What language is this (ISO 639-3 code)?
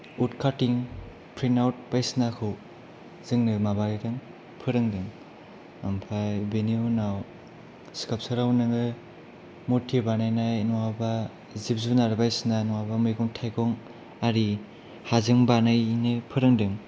brx